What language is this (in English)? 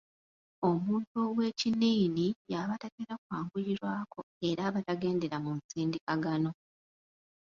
Ganda